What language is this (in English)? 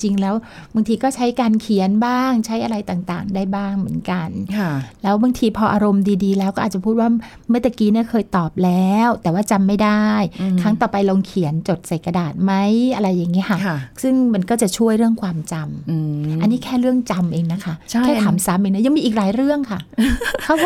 Thai